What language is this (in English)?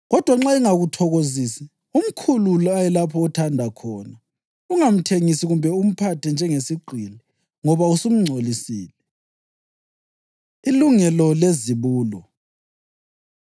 North Ndebele